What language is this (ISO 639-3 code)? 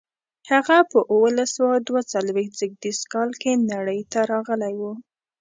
pus